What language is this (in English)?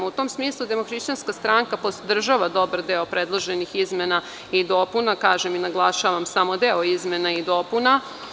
Serbian